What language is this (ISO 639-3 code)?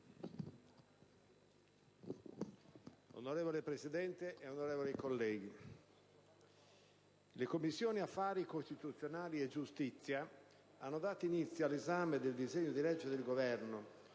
ita